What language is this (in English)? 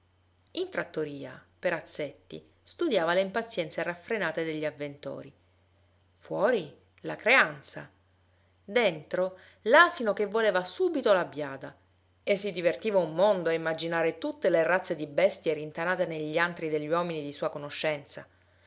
Italian